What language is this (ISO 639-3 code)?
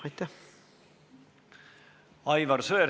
est